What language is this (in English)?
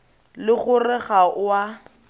Tswana